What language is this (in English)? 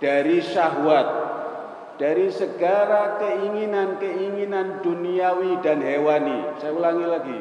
Indonesian